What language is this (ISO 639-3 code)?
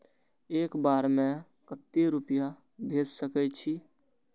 mai